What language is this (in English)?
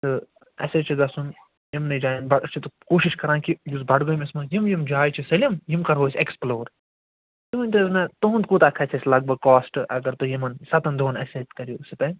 Kashmiri